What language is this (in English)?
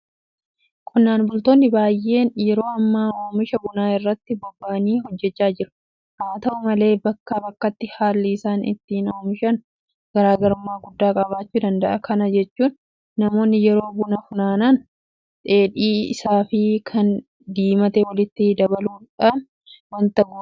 Oromo